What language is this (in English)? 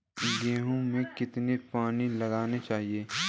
Hindi